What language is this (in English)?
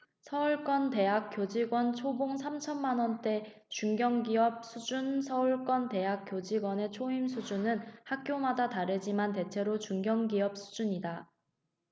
Korean